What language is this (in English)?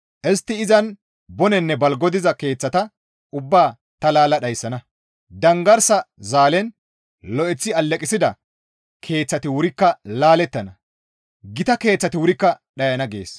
Gamo